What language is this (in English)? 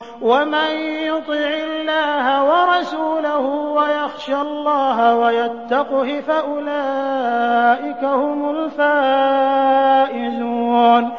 Arabic